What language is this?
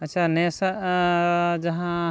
Santali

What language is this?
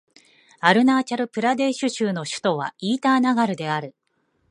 Japanese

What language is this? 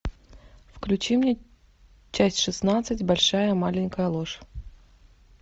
Russian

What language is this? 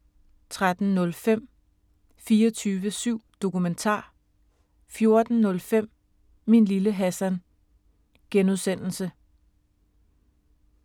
Danish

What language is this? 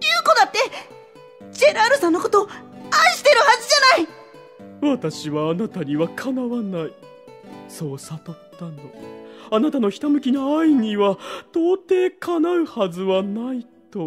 Japanese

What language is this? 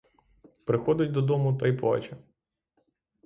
Ukrainian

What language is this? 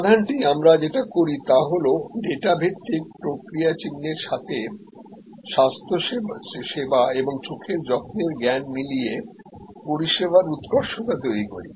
Bangla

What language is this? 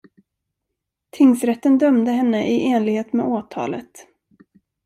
Swedish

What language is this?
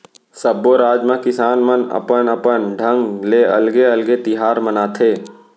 Chhattisgarhi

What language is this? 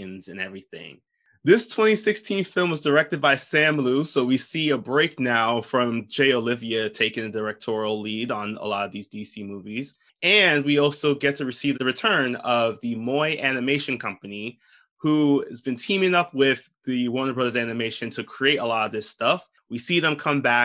English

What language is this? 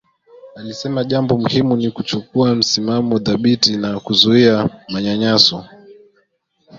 Swahili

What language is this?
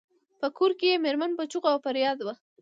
Pashto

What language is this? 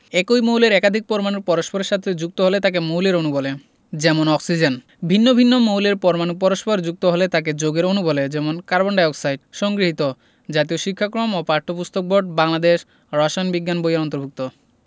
Bangla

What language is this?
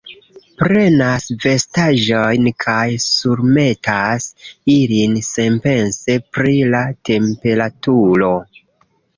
Esperanto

